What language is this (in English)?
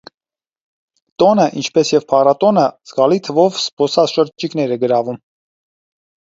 Armenian